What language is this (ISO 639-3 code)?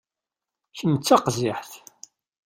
kab